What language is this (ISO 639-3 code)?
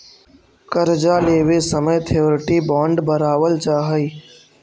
mag